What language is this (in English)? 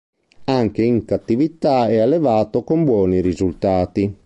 Italian